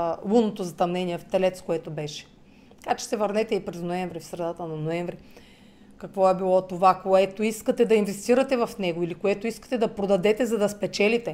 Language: Bulgarian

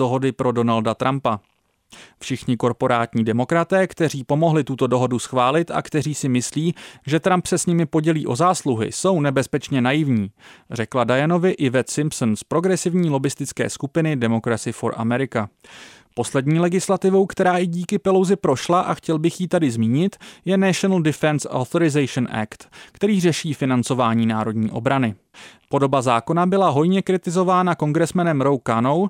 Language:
Czech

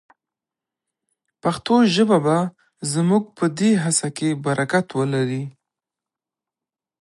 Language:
Pashto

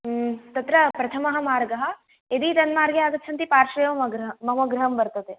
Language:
Sanskrit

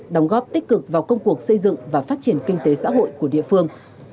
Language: Vietnamese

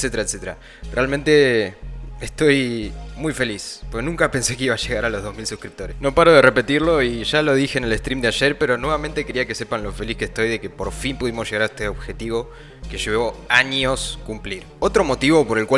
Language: Spanish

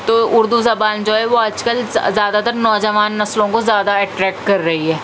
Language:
Urdu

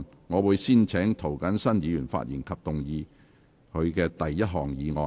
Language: Cantonese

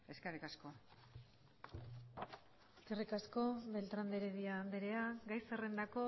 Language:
Basque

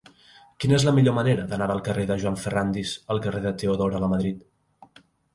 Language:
Catalan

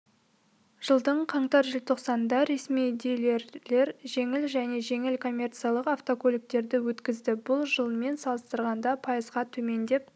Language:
Kazakh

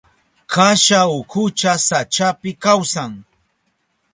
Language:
Southern Pastaza Quechua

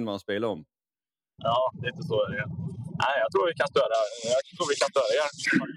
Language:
Swedish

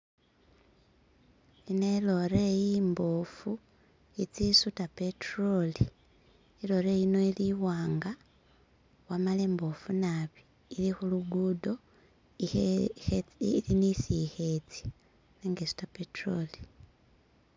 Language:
Masaaba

